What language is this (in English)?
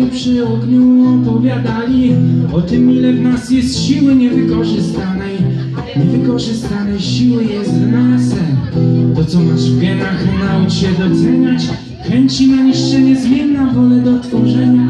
Polish